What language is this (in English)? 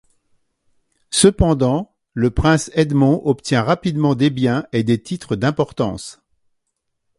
French